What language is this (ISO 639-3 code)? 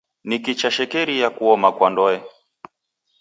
dav